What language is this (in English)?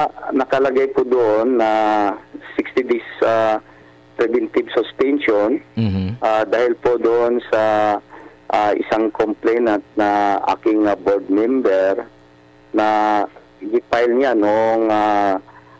Filipino